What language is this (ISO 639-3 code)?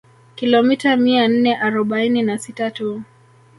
swa